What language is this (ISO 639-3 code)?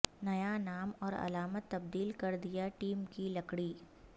urd